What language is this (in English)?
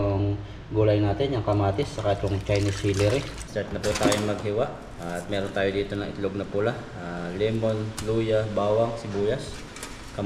Filipino